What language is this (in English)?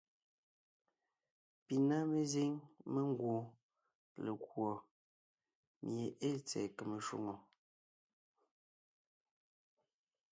Ngiemboon